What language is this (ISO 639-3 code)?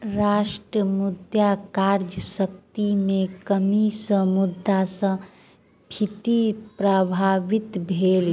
mai